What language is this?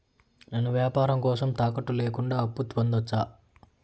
Telugu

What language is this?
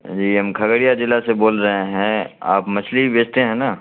Urdu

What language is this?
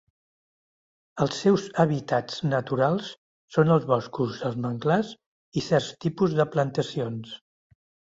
Catalan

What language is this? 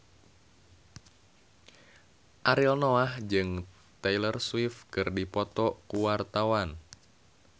Sundanese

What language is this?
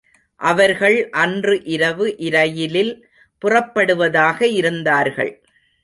Tamil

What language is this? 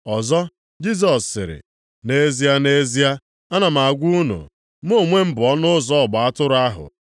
Igbo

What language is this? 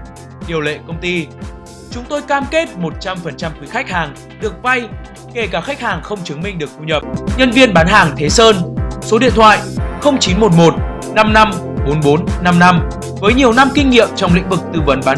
Vietnamese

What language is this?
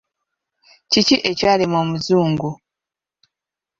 Ganda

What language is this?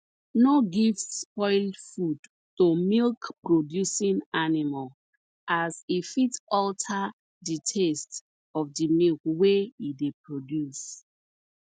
Nigerian Pidgin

